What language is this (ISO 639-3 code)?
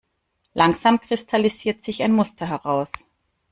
deu